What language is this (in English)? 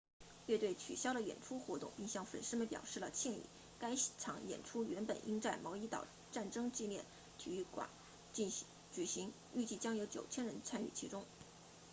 Chinese